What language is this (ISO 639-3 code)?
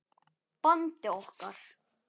isl